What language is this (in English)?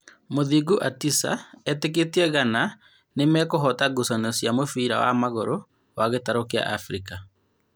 Kikuyu